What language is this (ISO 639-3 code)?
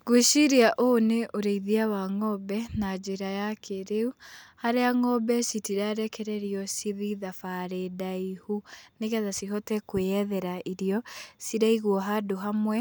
kik